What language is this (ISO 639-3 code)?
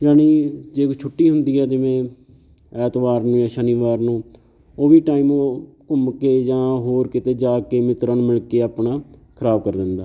pan